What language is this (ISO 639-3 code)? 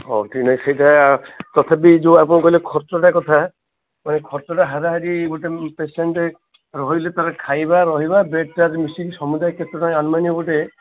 ori